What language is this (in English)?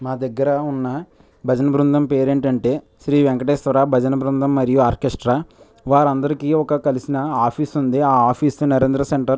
Telugu